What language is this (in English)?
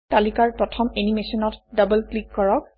Assamese